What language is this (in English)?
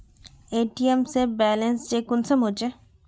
Magahi